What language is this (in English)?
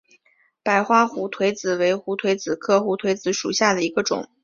Chinese